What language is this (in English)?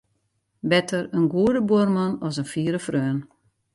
Western Frisian